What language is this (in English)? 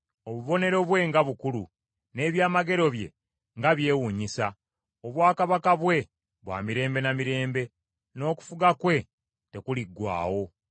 Ganda